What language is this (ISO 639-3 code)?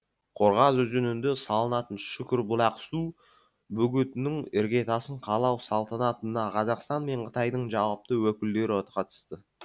kaz